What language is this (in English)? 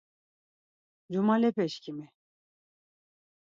Laz